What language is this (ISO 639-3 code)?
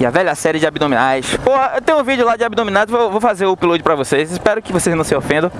por